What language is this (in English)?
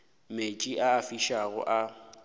Northern Sotho